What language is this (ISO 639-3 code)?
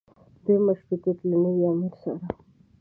pus